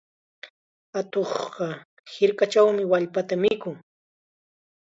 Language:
Chiquián Ancash Quechua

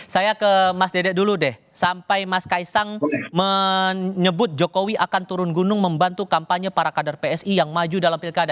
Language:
Indonesian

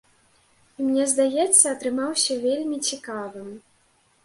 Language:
Belarusian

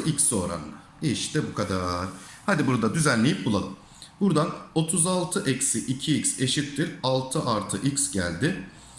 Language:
Turkish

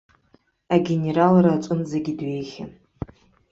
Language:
Abkhazian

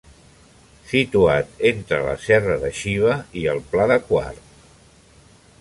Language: Catalan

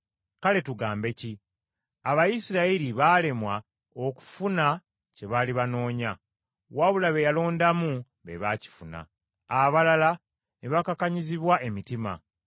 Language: Ganda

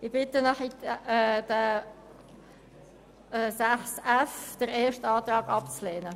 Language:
Swiss German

